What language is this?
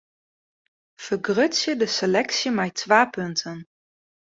Western Frisian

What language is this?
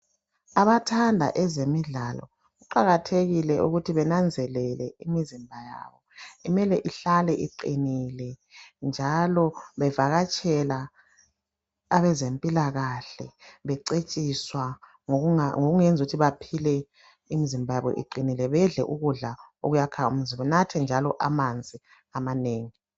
North Ndebele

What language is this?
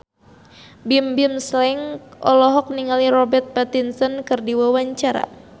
Sundanese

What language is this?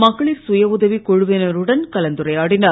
Tamil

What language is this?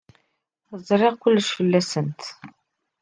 Kabyle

